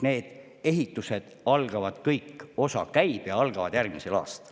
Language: Estonian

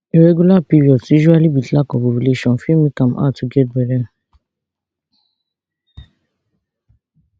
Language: Nigerian Pidgin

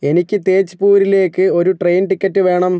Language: Malayalam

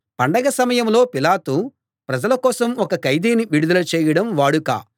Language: Telugu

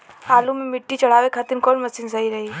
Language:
Bhojpuri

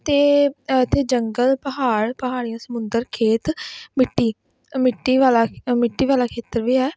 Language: Punjabi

